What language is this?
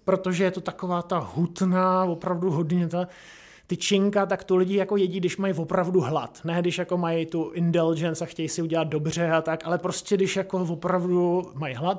Czech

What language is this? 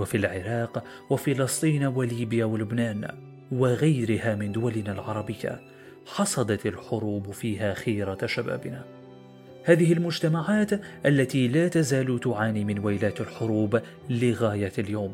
Arabic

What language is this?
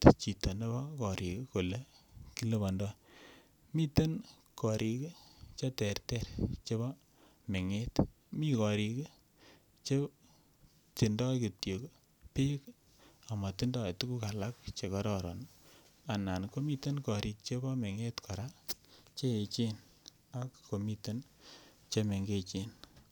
Kalenjin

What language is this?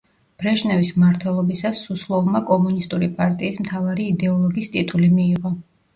Georgian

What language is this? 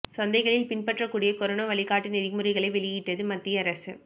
Tamil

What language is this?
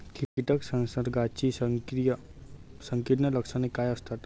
Marathi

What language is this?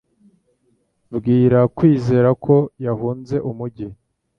Kinyarwanda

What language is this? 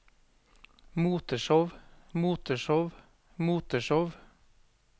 Norwegian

